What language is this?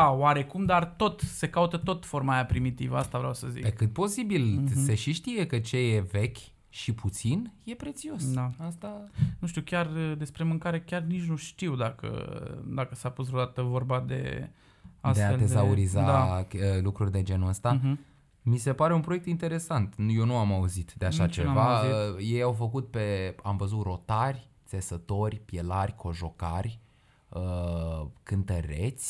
Romanian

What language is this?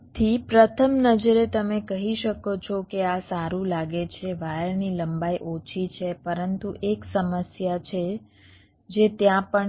Gujarati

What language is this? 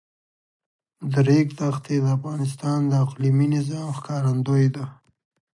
Pashto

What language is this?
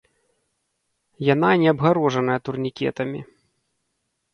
Belarusian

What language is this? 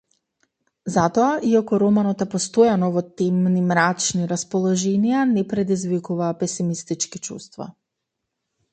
Macedonian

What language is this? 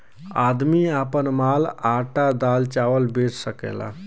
Bhojpuri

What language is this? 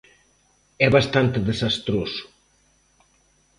Galician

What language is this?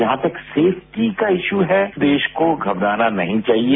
Hindi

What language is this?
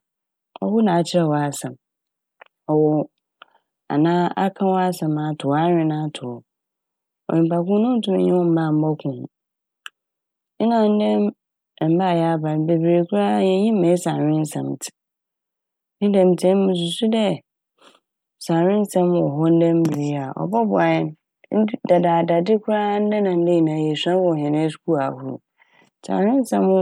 Akan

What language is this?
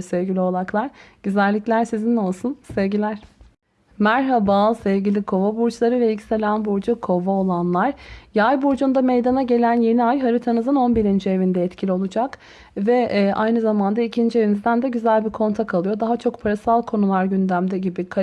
Turkish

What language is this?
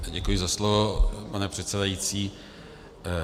Czech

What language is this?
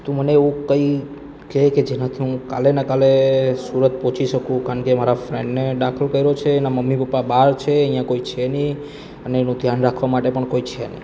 Gujarati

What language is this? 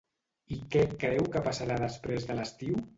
Catalan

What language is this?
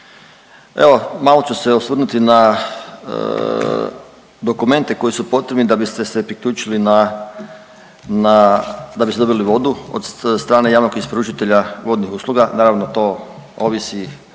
Croatian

